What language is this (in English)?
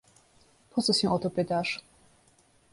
Polish